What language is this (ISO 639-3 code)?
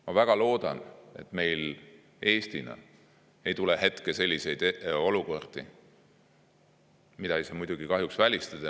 est